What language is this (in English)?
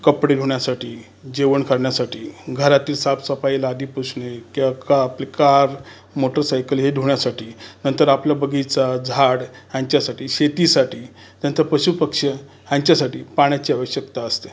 Marathi